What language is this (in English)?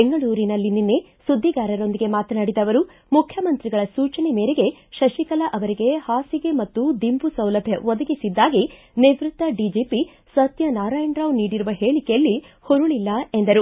Kannada